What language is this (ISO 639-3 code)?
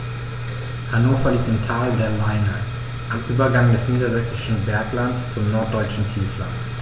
deu